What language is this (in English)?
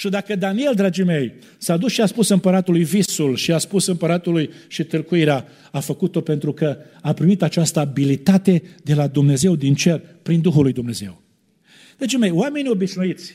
Romanian